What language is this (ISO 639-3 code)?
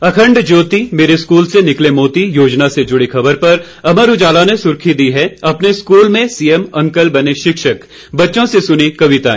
hin